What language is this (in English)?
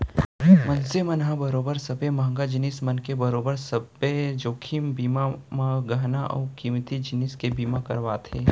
Chhattisgarhi